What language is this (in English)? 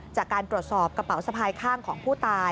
Thai